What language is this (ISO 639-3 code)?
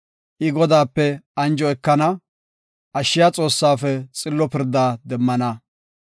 gof